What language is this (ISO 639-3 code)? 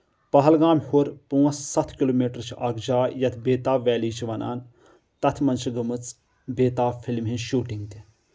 kas